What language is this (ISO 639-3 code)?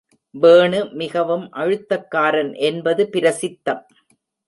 tam